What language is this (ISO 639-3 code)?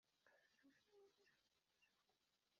kin